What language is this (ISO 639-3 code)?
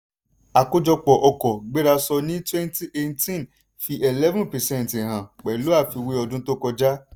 yor